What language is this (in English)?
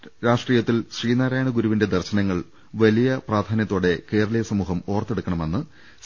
Malayalam